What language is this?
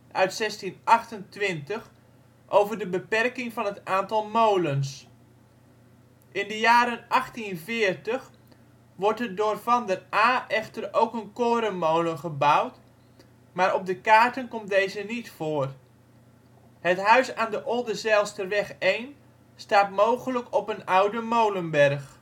Dutch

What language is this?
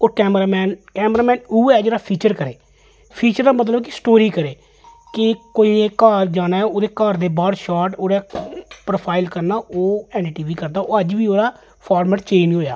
Dogri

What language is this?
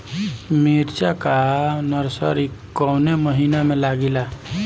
Bhojpuri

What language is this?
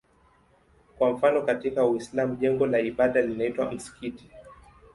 Swahili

